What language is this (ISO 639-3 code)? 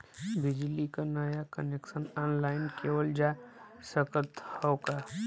bho